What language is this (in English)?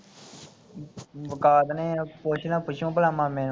Punjabi